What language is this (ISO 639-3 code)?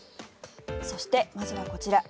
jpn